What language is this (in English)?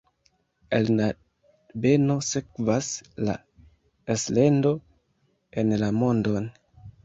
Esperanto